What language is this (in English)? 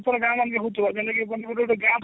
Odia